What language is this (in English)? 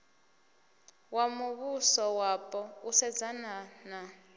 Venda